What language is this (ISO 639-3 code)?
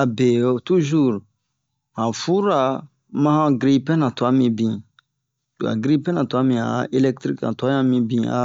bmq